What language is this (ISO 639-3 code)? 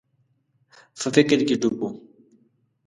pus